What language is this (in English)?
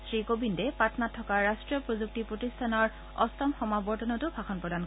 Assamese